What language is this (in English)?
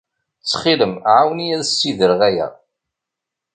Kabyle